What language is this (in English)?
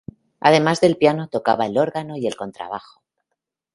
Spanish